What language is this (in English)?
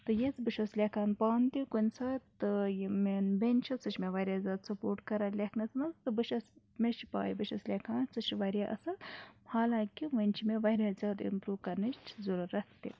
Kashmiri